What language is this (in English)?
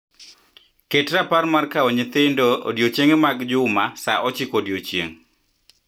Luo (Kenya and Tanzania)